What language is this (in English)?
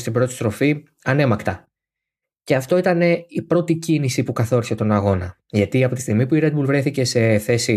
Greek